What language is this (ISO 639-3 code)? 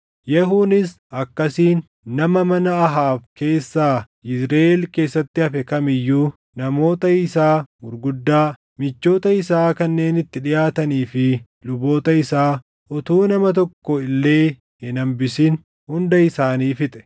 orm